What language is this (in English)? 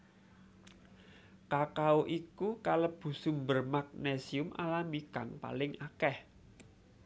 Javanese